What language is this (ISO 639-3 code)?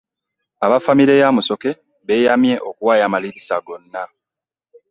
lug